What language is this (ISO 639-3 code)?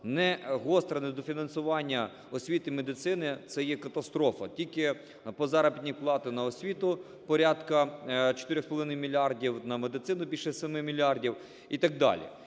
ukr